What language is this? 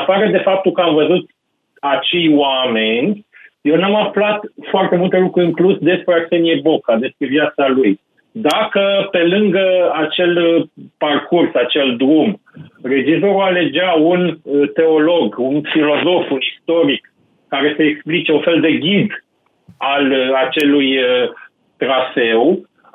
Romanian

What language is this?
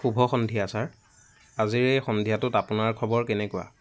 Assamese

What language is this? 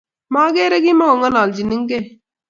Kalenjin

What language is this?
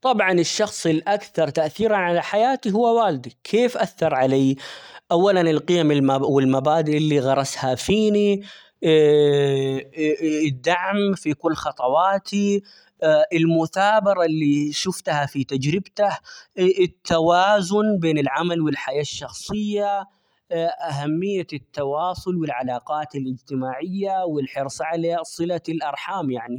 Omani Arabic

